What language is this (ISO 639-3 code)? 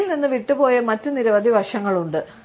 mal